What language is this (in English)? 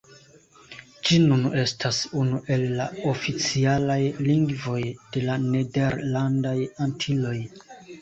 Esperanto